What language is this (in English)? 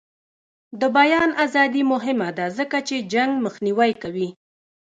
Pashto